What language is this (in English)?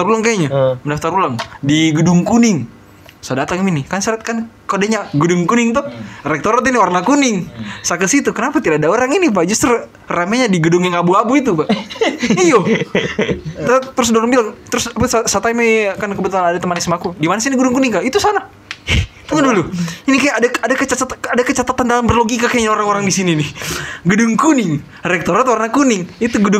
Indonesian